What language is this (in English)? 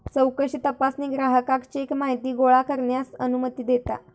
Marathi